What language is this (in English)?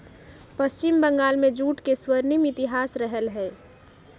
Magahi